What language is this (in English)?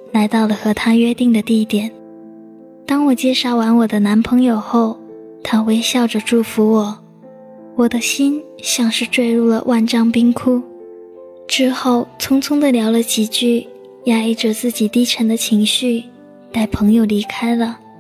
Chinese